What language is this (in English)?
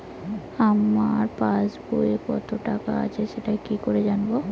Bangla